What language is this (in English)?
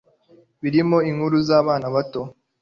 Kinyarwanda